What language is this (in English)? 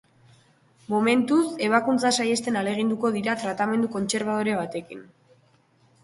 Basque